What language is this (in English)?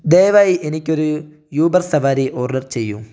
Malayalam